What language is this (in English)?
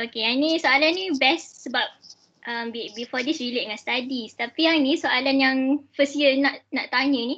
Malay